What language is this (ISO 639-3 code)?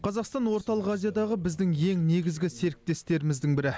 kaz